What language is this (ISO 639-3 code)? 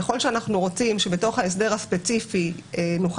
heb